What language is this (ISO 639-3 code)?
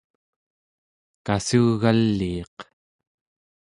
esu